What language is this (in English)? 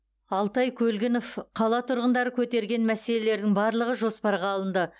Kazakh